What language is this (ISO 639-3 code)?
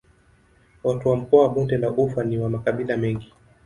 swa